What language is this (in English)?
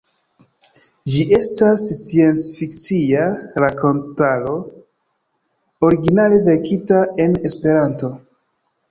Esperanto